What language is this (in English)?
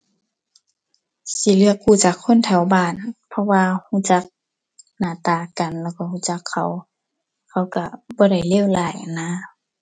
Thai